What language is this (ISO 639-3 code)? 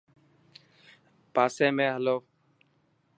mki